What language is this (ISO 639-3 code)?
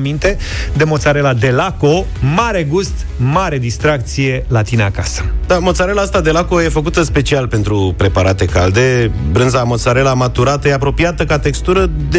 ron